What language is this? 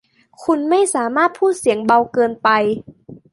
Thai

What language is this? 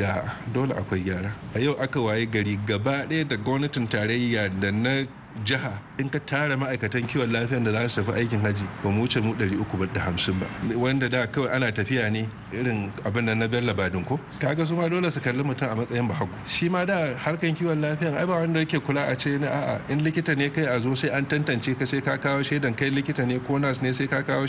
English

